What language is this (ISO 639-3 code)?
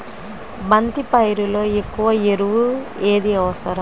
tel